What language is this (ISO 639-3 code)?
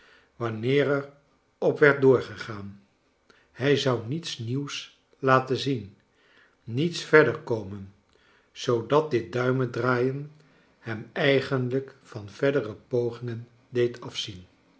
nld